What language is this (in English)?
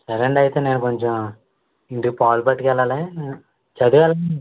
Telugu